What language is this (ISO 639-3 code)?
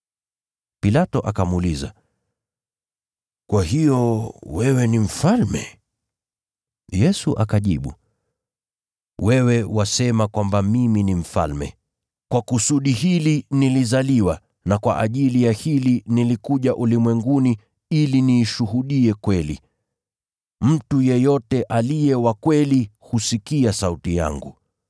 swa